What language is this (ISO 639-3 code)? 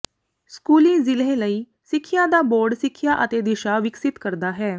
pan